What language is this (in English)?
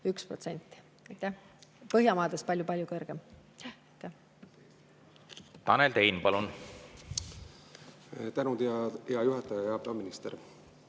Estonian